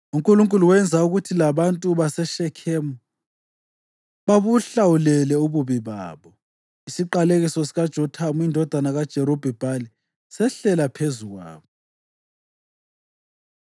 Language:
North Ndebele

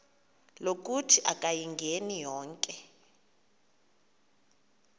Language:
Xhosa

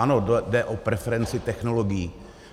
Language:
Czech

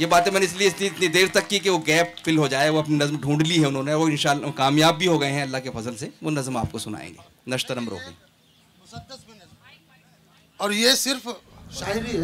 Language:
Urdu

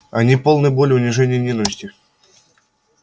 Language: Russian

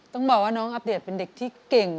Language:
Thai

